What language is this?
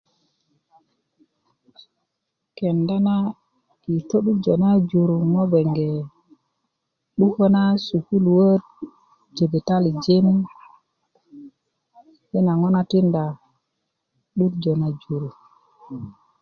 Kuku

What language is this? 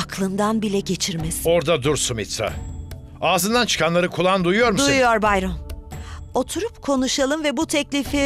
Turkish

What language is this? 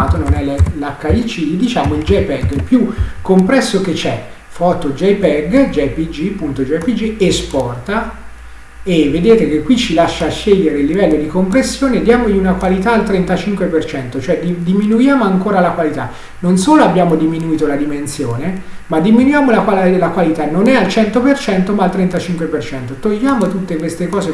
Italian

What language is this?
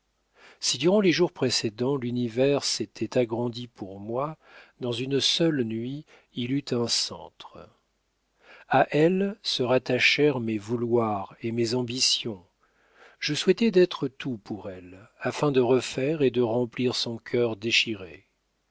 French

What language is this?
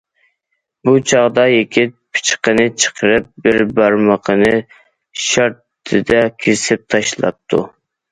Uyghur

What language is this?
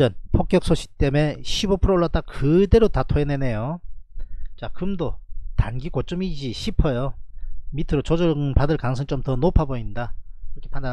Korean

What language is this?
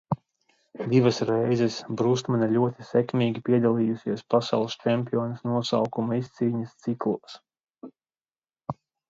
Latvian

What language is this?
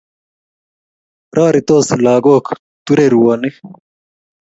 Kalenjin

